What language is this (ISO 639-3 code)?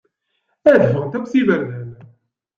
kab